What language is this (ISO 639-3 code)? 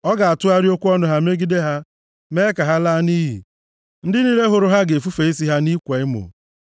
ibo